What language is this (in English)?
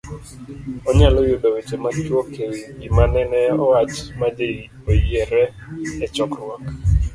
Luo (Kenya and Tanzania)